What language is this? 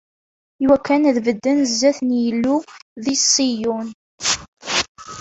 Kabyle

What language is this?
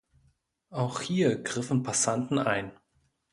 German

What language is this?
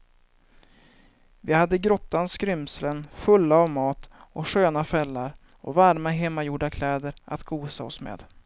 Swedish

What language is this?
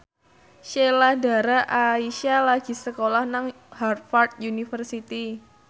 Javanese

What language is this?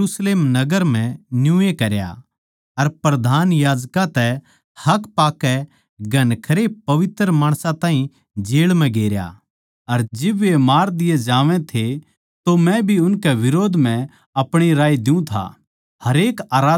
Haryanvi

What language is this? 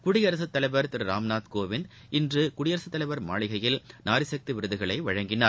Tamil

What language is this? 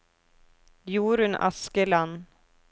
Norwegian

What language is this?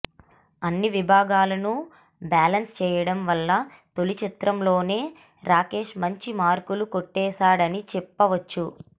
Telugu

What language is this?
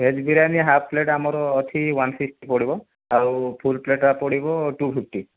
Odia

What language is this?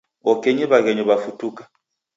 Taita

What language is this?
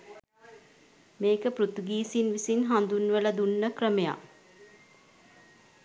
Sinhala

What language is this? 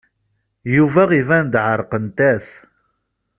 Kabyle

